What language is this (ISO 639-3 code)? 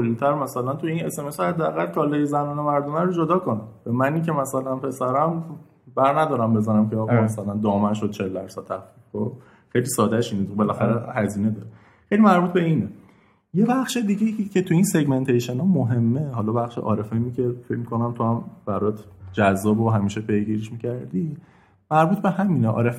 fas